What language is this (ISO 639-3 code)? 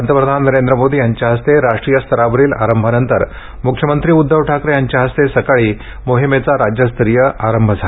mar